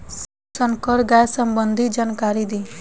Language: Bhojpuri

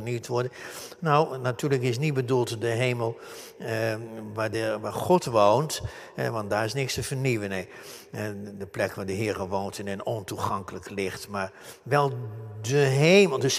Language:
Dutch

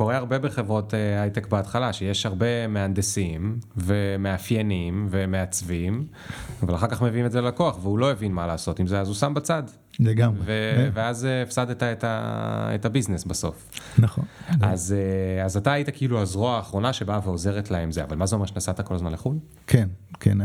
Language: Hebrew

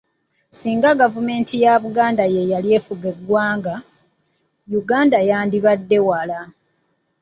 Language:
Ganda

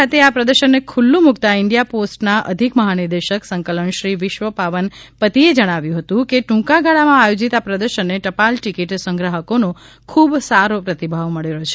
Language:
Gujarati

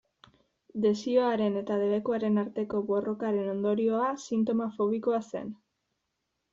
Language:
Basque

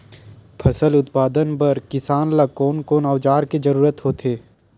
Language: Chhattisgarhi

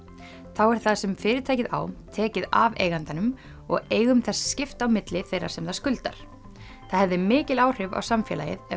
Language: Icelandic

